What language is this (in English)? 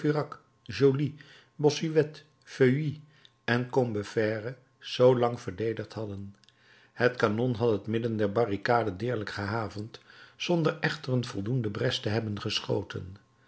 Dutch